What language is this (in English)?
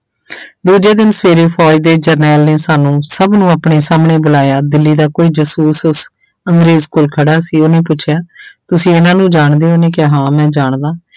Punjabi